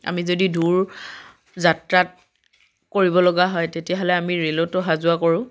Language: Assamese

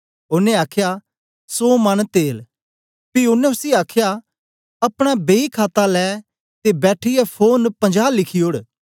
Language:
Dogri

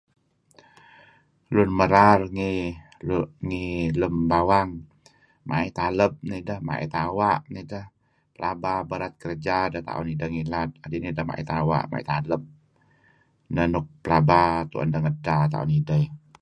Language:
Kelabit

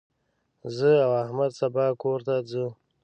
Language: Pashto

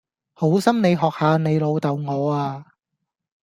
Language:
Cantonese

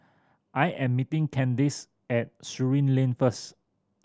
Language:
English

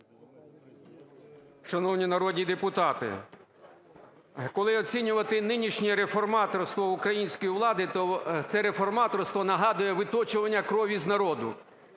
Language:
Ukrainian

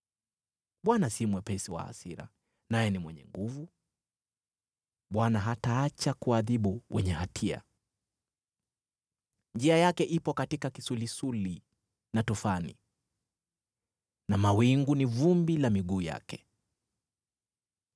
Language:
Swahili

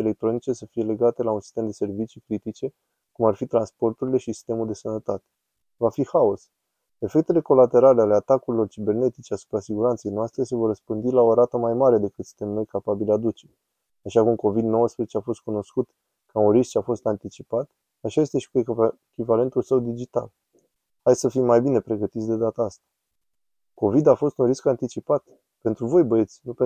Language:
Romanian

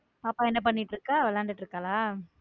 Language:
Tamil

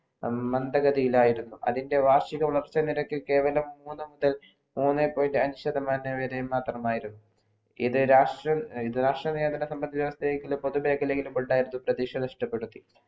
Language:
Malayalam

